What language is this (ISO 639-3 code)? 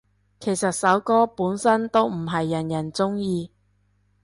yue